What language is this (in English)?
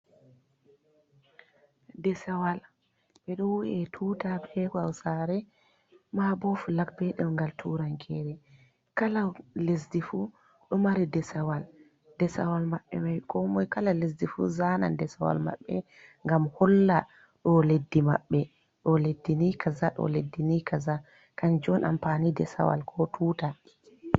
Fula